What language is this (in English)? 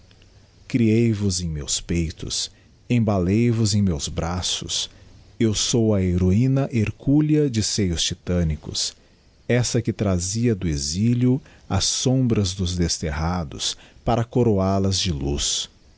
Portuguese